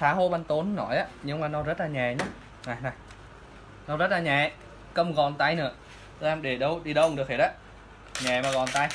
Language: Vietnamese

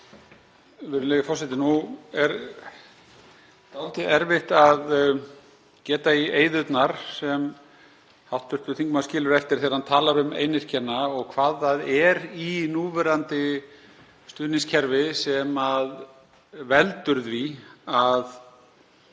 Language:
Icelandic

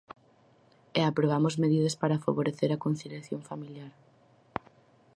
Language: Galician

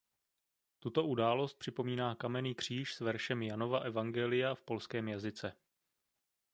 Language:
Czech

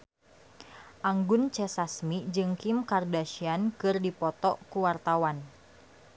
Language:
Sundanese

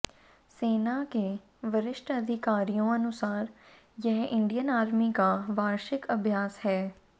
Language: Hindi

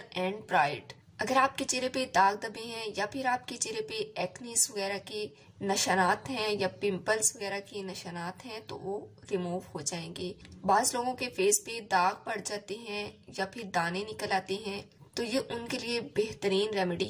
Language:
Hindi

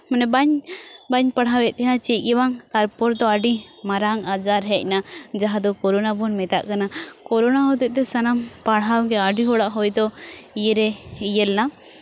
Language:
Santali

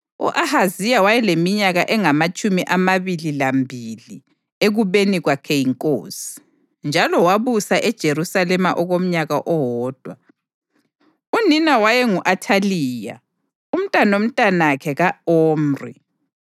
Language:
North Ndebele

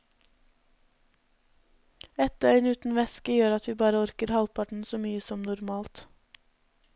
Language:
Norwegian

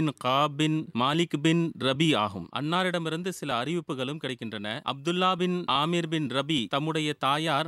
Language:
Tamil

